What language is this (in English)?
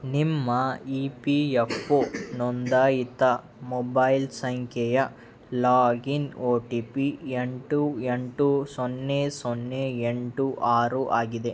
Kannada